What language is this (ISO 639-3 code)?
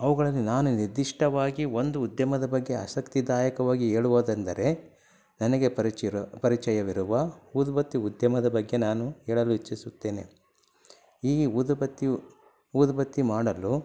kan